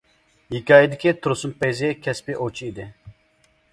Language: Uyghur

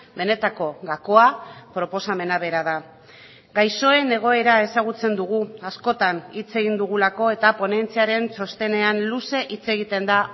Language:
Basque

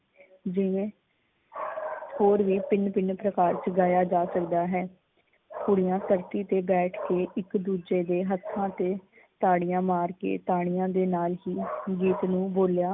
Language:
Punjabi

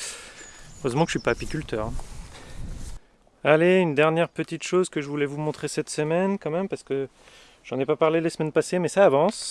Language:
French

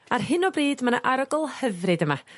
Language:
Welsh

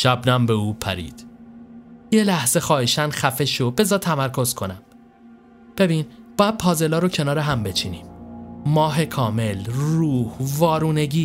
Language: Persian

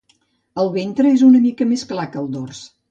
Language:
Catalan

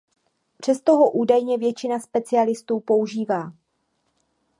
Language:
Czech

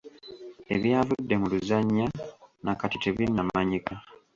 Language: Ganda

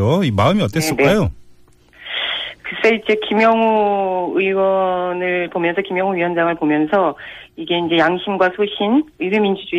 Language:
Korean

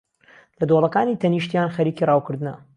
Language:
Central Kurdish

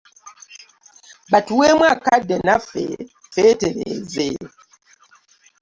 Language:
Ganda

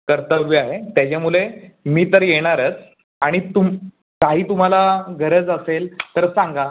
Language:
Marathi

